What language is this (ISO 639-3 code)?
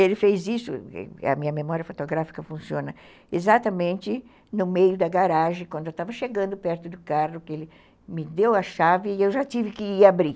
por